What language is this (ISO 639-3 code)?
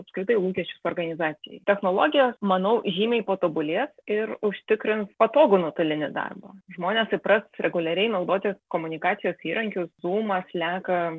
lit